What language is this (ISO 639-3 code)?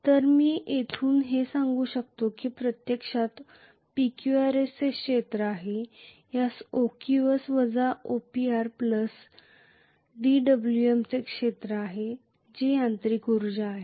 mar